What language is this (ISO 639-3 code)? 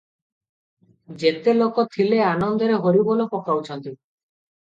ori